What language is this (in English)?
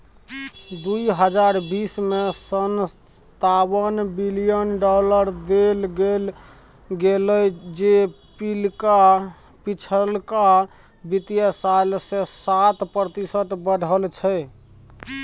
Maithili